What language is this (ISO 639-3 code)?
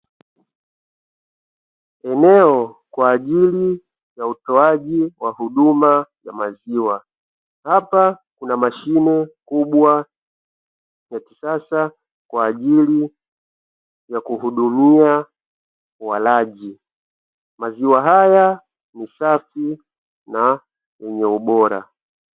swa